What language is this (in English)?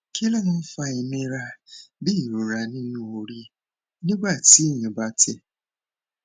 Yoruba